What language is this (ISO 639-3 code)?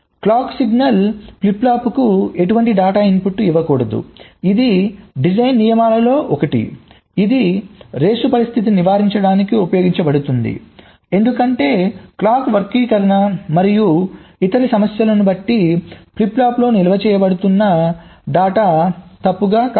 tel